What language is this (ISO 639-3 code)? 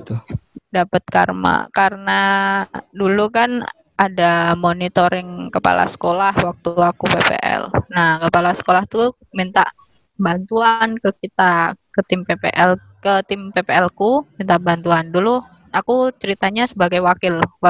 ind